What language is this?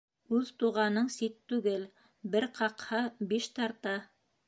Bashkir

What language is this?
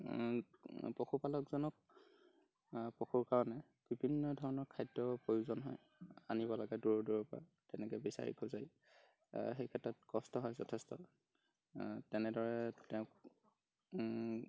Assamese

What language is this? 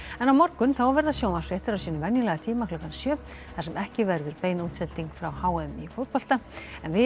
Icelandic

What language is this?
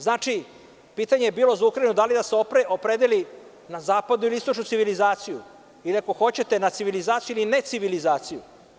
Serbian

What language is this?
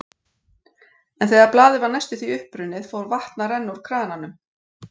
Icelandic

